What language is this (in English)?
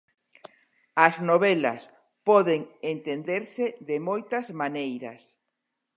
Galician